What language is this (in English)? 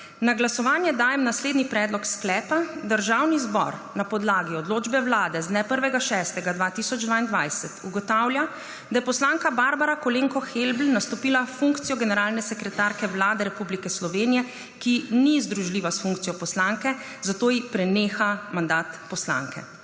Slovenian